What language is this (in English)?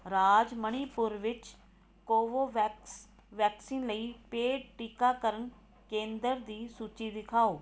Punjabi